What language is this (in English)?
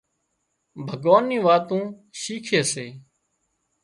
Wadiyara Koli